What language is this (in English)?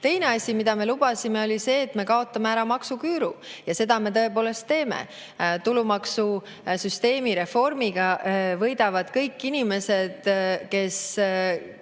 Estonian